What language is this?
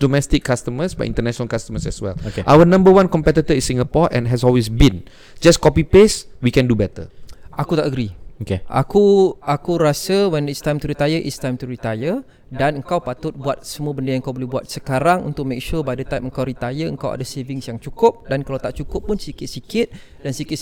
Malay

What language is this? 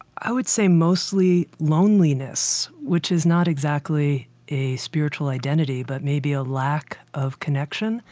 English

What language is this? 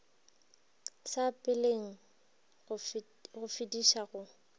Northern Sotho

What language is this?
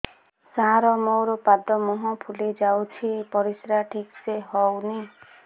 Odia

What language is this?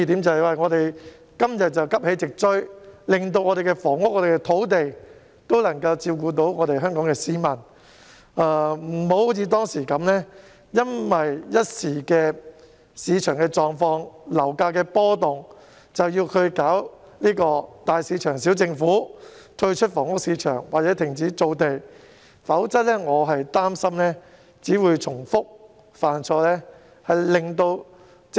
Cantonese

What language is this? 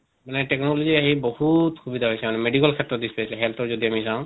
Assamese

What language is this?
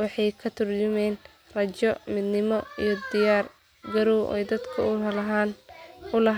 Somali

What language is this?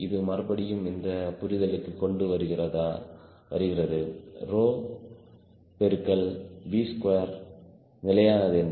Tamil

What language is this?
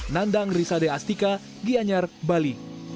Indonesian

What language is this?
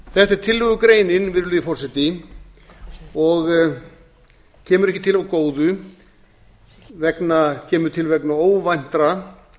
Icelandic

